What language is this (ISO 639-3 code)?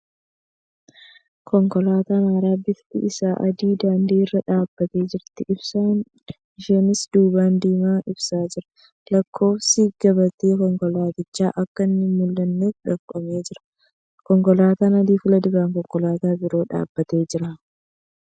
orm